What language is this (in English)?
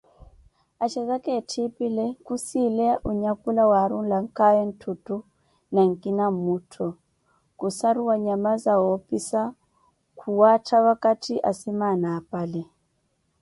Koti